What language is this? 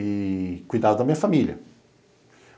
Portuguese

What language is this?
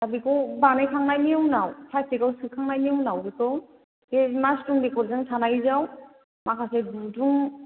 Bodo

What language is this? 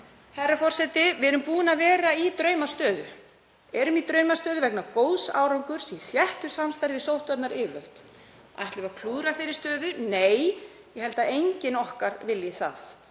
Icelandic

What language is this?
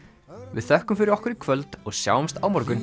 Icelandic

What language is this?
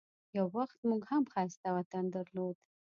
Pashto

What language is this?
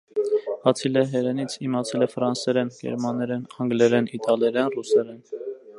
Armenian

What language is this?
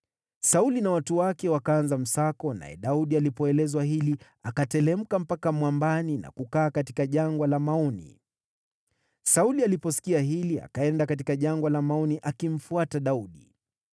Swahili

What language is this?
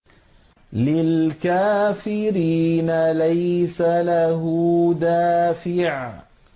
Arabic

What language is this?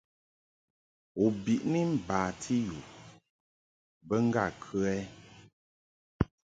Mungaka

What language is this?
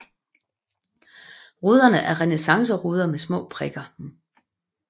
Danish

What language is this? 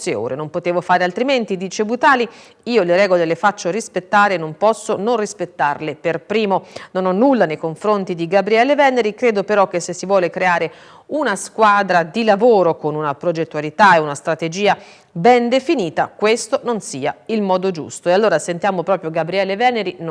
Italian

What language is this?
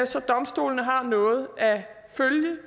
Danish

